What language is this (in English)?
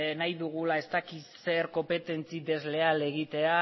Basque